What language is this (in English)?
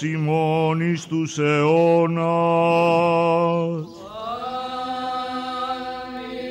Greek